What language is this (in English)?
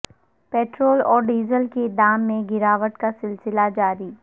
Urdu